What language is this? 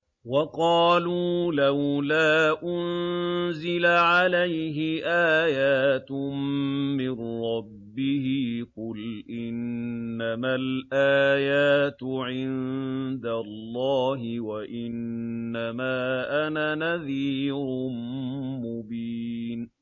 Arabic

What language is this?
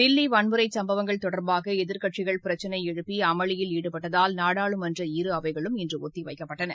Tamil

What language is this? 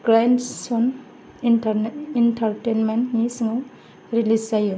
Bodo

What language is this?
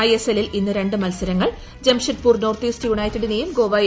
Malayalam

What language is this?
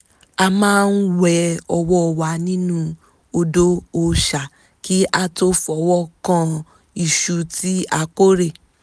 Yoruba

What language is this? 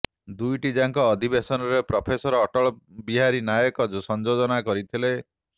Odia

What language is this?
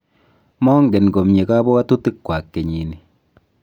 Kalenjin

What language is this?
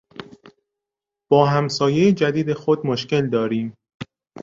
Persian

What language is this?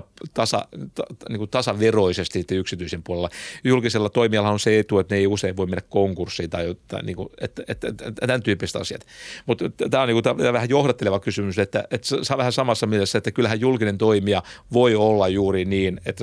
Finnish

